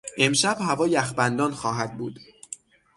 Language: Persian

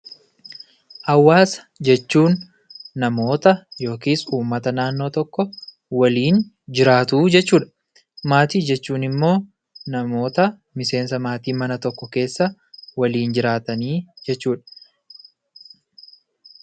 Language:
Oromo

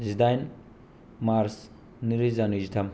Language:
Bodo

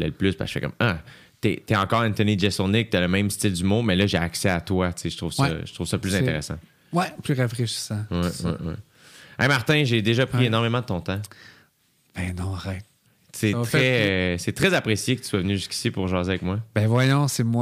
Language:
French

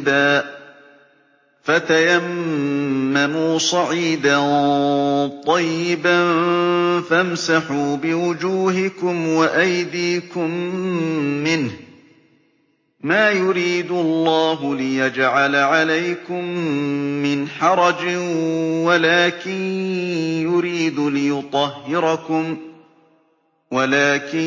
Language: Arabic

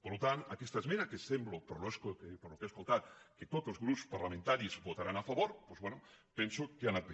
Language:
Catalan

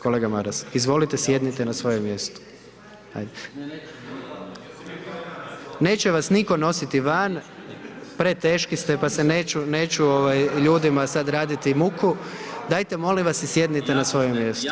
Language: Croatian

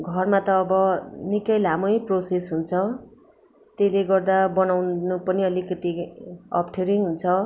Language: Nepali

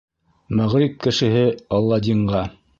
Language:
Bashkir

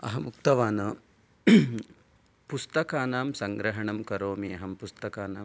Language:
Sanskrit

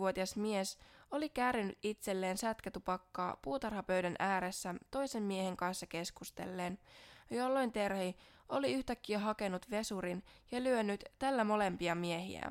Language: Finnish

